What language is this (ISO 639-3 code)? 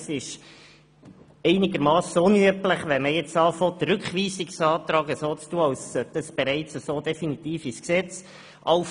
gsw